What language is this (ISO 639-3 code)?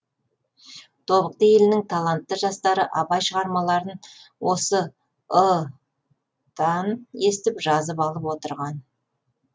kaz